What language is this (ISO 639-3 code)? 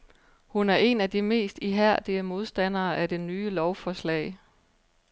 dan